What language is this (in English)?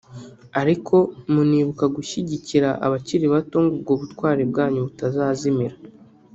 Kinyarwanda